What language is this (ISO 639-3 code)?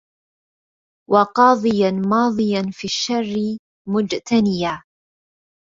ara